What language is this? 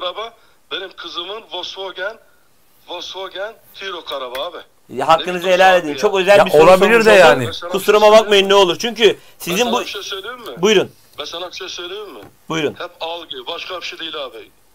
Turkish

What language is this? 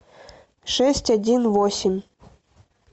Russian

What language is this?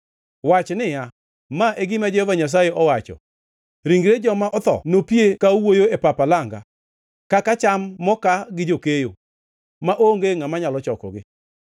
Luo (Kenya and Tanzania)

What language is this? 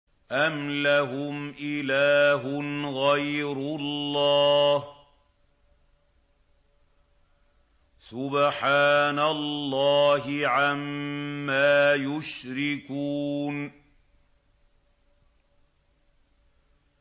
Arabic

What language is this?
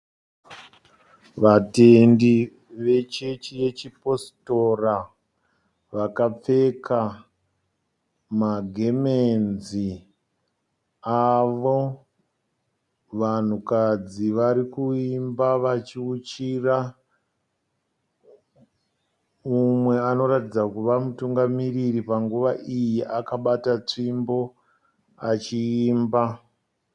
Shona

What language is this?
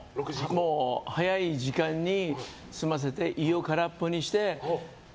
Japanese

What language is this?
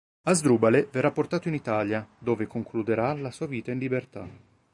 Italian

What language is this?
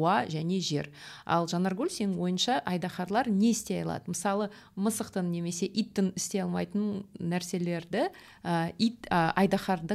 Russian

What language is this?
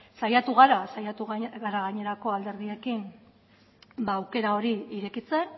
Basque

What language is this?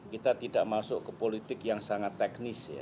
Indonesian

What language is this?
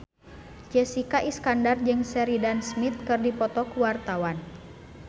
Sundanese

